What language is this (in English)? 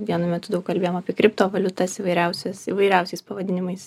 Lithuanian